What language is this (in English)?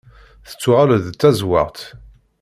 Kabyle